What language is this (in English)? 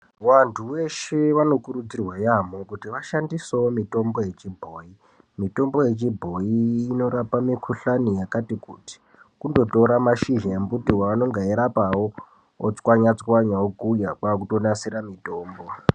Ndau